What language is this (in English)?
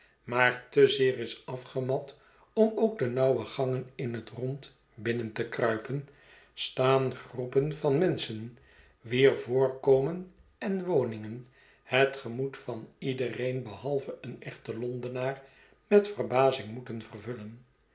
Dutch